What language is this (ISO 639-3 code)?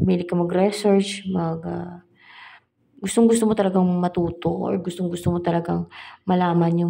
fil